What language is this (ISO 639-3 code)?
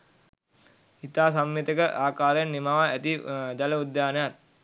sin